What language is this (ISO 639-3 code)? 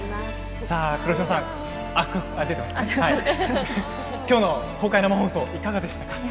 jpn